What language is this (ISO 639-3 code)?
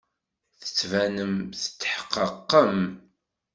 kab